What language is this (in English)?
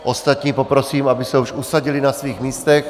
Czech